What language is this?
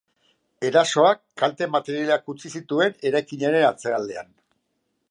Basque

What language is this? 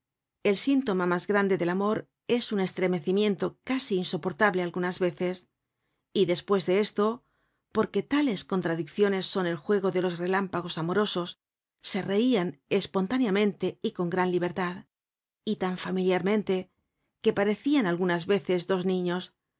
Spanish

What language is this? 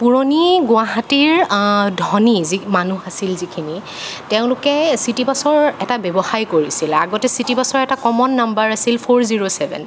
Assamese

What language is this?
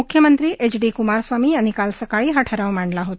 Marathi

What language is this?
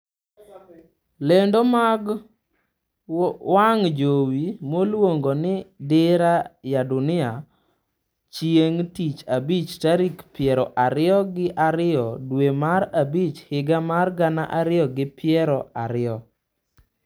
Luo (Kenya and Tanzania)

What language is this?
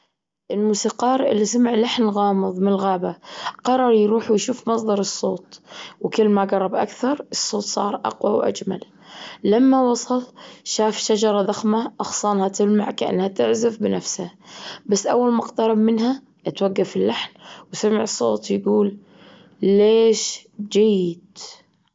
Gulf Arabic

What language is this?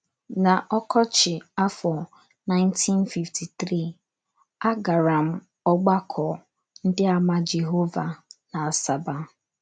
Igbo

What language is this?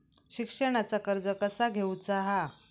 Marathi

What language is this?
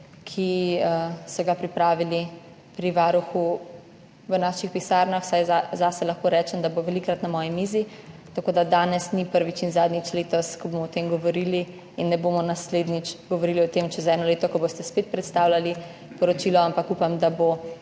Slovenian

